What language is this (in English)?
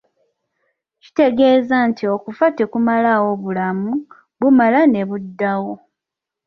Ganda